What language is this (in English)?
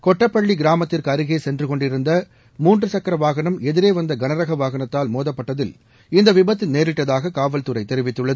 Tamil